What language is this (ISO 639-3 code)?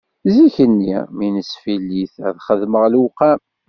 kab